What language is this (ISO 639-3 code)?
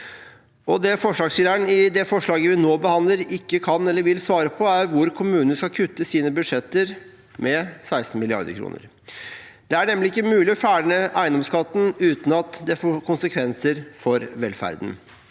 nor